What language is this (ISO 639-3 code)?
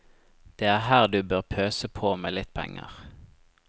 nor